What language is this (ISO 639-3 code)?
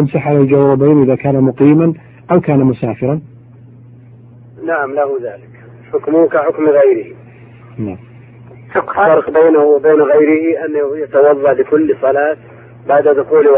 ara